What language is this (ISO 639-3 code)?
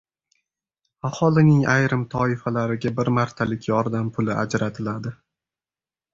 uzb